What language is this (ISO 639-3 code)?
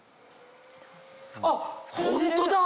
jpn